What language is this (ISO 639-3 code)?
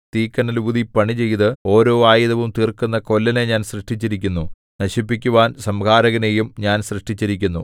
mal